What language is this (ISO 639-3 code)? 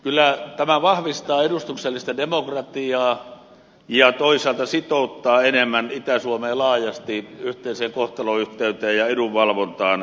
fin